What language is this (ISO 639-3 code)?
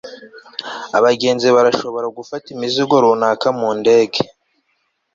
kin